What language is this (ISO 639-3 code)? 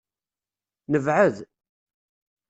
kab